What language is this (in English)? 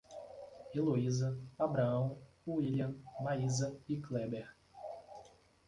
Portuguese